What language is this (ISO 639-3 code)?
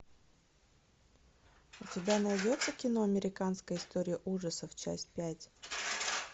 rus